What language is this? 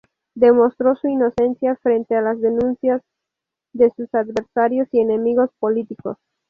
Spanish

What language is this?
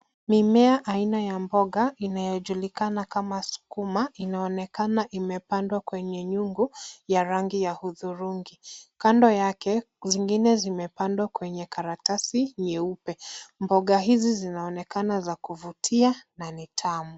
Swahili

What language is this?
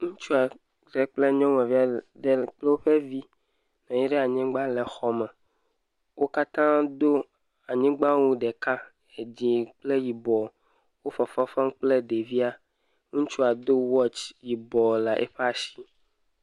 Ewe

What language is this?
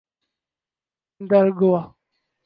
Urdu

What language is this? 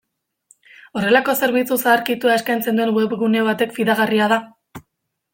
Basque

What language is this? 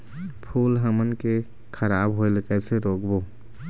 Chhattisgarhi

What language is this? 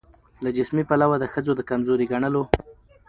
Pashto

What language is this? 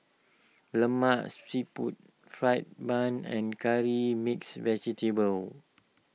English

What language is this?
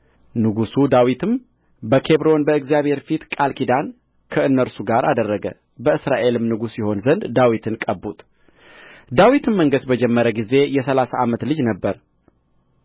Amharic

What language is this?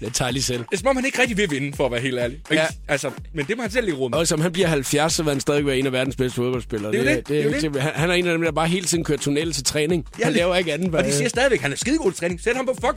Danish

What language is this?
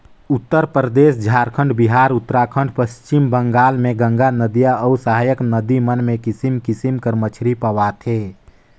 Chhattisgarhi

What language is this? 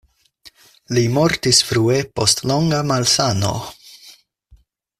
Esperanto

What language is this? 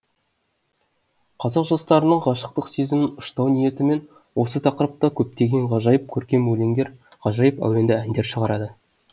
Kazakh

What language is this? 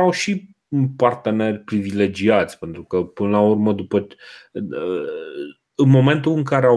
Romanian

